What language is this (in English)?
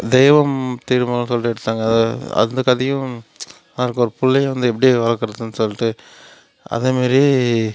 Tamil